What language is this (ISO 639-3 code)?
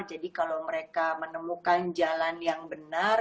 ind